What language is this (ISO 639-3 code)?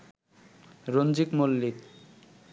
ben